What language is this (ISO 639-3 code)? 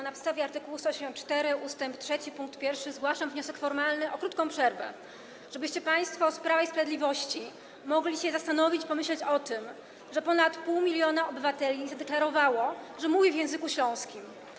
pol